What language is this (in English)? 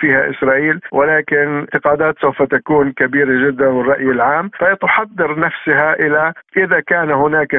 Arabic